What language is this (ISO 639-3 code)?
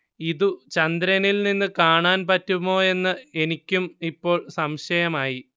mal